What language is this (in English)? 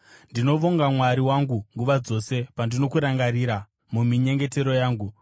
Shona